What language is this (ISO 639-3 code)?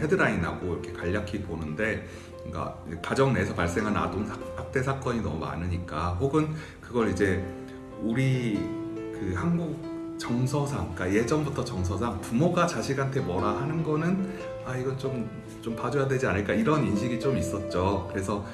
kor